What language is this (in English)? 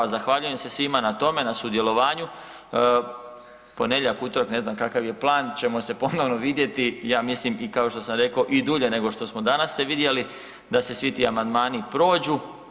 Croatian